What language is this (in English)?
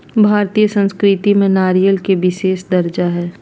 Magahi